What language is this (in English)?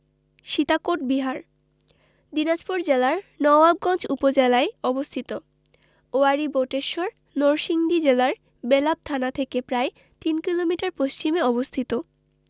Bangla